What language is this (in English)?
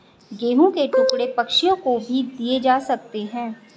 Hindi